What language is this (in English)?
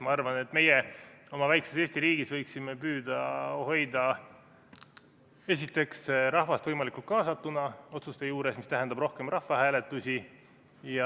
Estonian